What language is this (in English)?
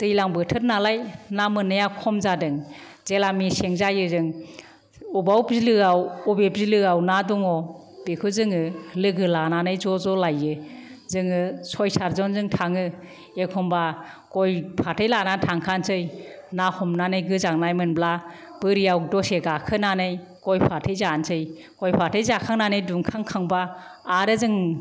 Bodo